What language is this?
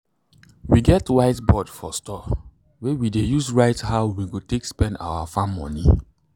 Nigerian Pidgin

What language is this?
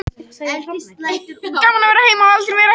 Icelandic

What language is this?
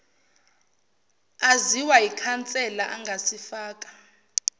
Zulu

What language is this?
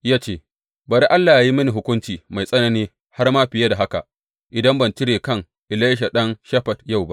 Hausa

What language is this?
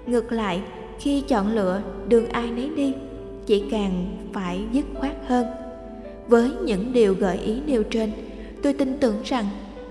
Vietnamese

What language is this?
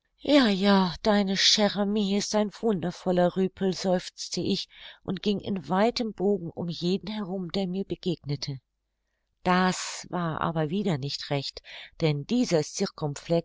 German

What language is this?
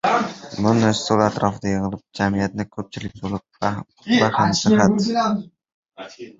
Uzbek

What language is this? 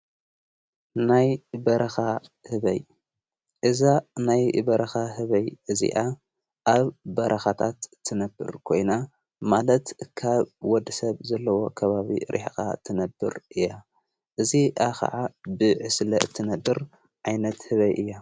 Tigrinya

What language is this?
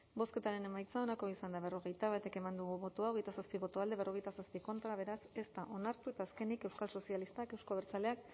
Basque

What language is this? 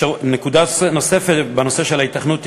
Hebrew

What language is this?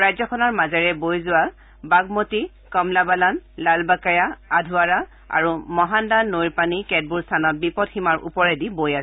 Assamese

